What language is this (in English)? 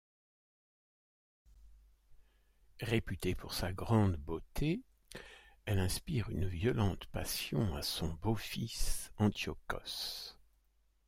French